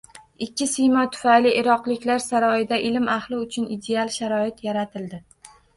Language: Uzbek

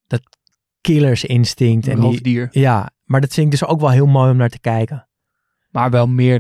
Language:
Dutch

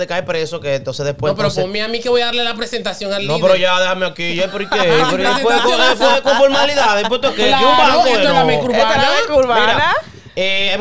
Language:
Spanish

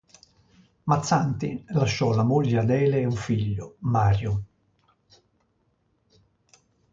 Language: Italian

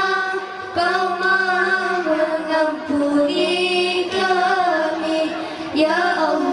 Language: Malay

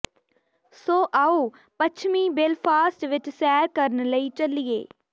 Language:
Punjabi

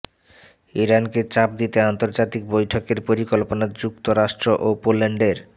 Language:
Bangla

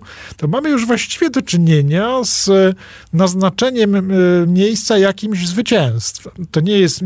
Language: Polish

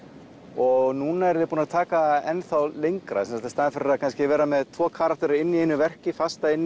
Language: Icelandic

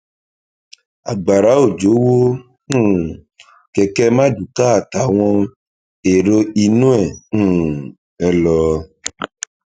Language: Yoruba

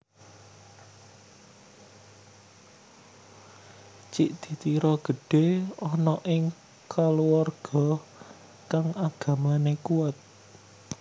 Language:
Javanese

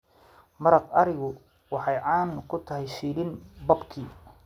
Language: Somali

